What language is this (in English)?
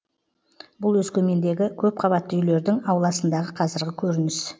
Kazakh